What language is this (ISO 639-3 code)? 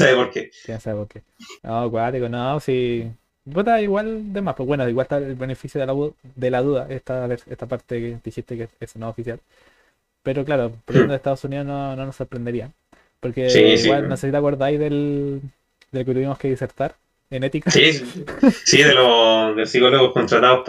spa